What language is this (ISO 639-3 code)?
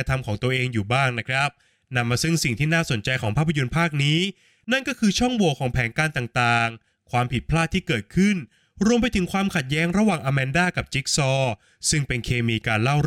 tha